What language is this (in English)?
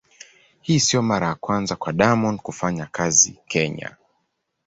Swahili